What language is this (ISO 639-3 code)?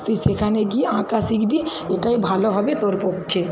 ben